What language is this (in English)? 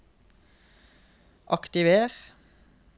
Norwegian